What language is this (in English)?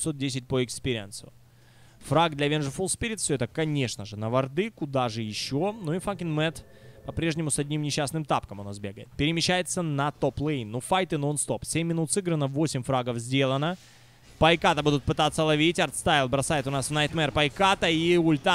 Russian